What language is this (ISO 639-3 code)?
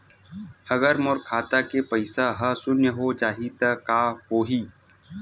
hne